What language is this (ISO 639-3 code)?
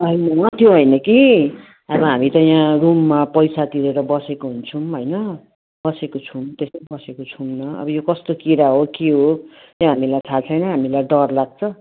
nep